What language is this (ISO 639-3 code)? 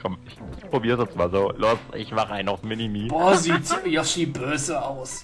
deu